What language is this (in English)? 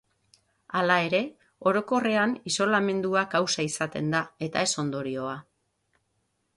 Basque